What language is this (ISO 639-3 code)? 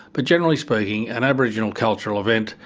eng